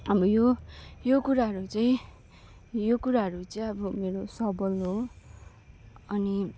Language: Nepali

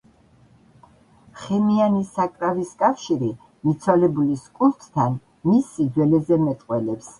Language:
Georgian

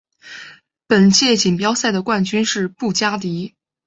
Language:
Chinese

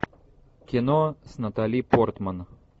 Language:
Russian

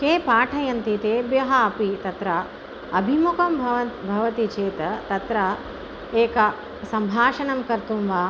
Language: Sanskrit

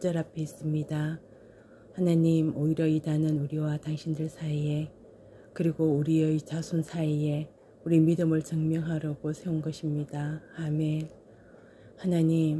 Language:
Korean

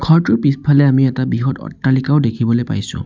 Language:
Assamese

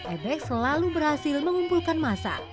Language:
Indonesian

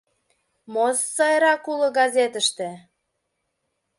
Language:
Mari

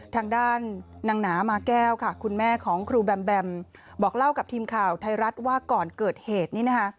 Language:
Thai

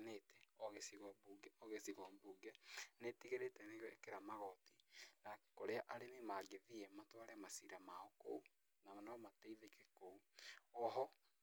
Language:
Kikuyu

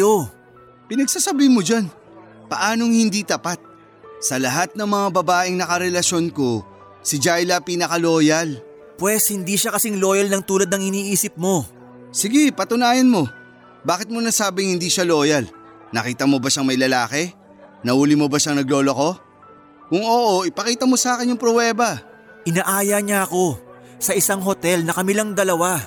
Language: Filipino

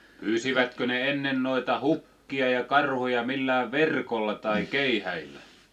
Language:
Finnish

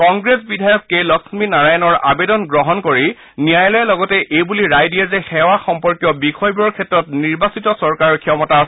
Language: Assamese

